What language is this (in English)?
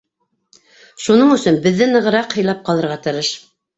Bashkir